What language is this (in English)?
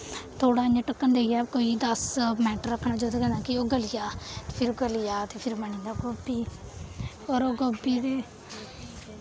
Dogri